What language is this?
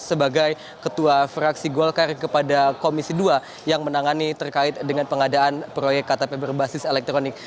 Indonesian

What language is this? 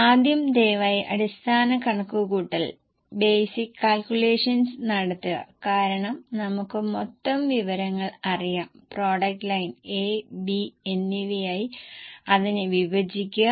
Malayalam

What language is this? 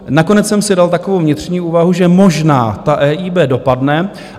Czech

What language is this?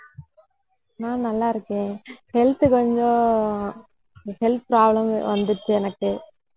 Tamil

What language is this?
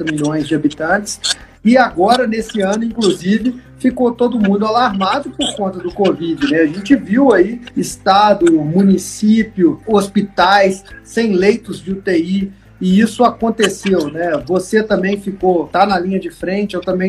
Portuguese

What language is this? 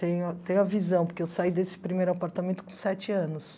Portuguese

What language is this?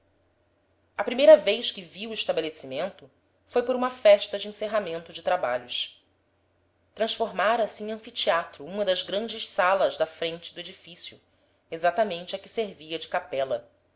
Portuguese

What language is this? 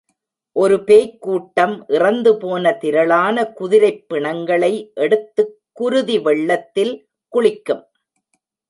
Tamil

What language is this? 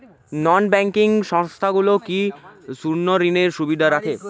Bangla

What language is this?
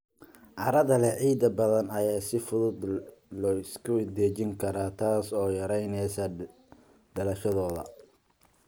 Somali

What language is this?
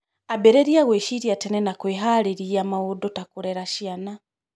Kikuyu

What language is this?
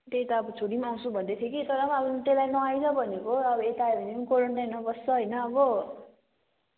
Nepali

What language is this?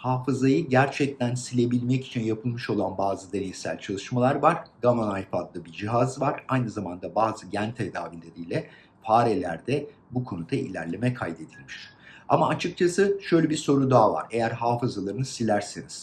Turkish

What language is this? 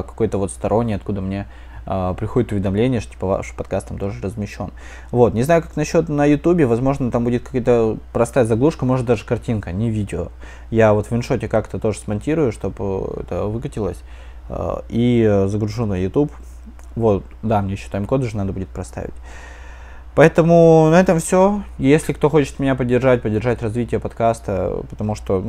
Russian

